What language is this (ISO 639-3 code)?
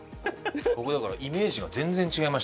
jpn